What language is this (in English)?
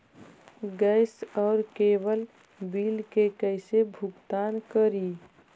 Magahi